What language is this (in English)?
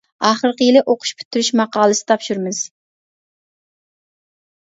Uyghur